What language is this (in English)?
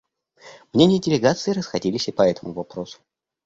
Russian